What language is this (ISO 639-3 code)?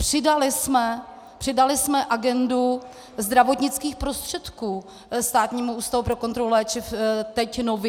ces